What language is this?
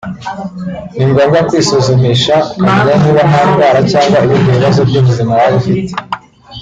Kinyarwanda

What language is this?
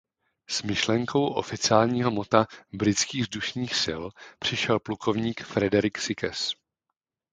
Czech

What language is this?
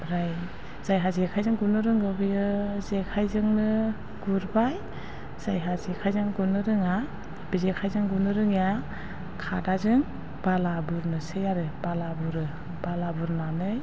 Bodo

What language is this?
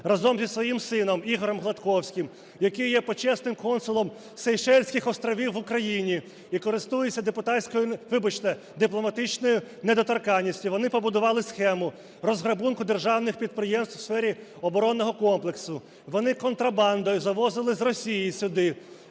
Ukrainian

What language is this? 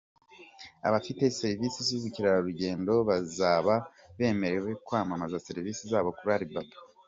Kinyarwanda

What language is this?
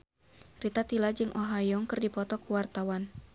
Sundanese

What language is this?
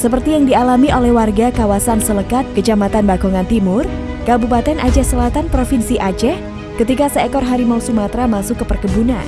Indonesian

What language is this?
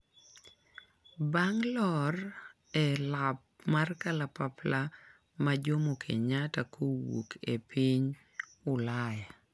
Luo (Kenya and Tanzania)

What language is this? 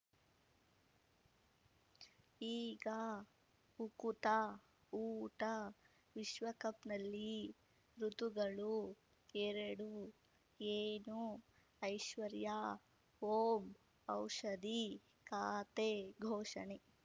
Kannada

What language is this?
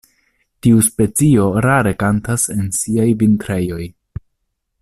Esperanto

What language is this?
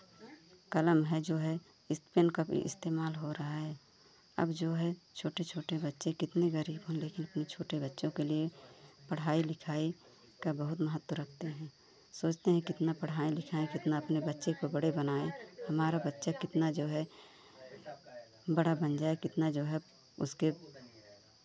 Hindi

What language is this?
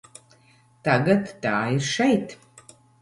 Latvian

